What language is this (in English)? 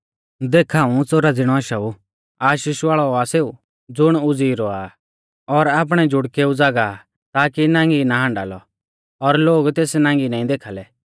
Mahasu Pahari